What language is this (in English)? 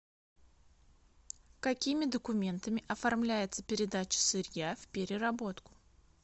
Russian